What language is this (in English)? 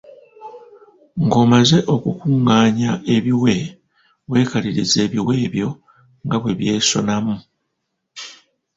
Ganda